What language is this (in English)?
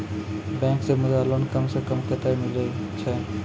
Maithili